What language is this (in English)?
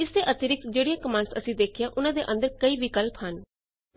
Punjabi